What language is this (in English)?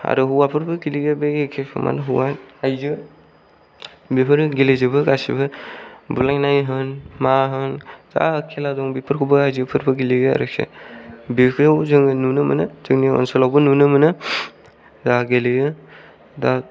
Bodo